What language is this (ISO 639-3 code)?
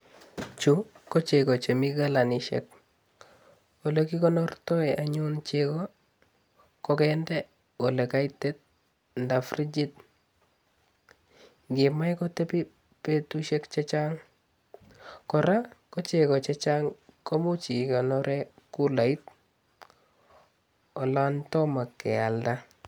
kln